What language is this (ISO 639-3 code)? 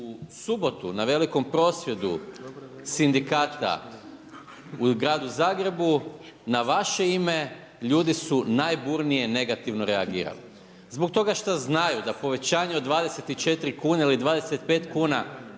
hrv